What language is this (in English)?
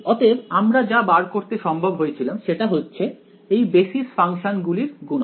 Bangla